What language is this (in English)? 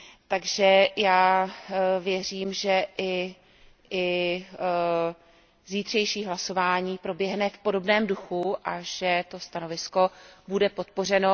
Czech